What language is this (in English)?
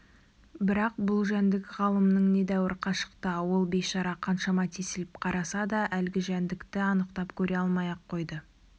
Kazakh